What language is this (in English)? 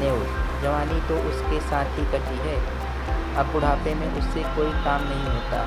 Hindi